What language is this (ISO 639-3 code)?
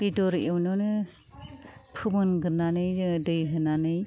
brx